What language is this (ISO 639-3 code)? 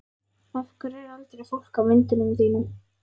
isl